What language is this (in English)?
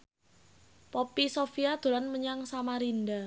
Javanese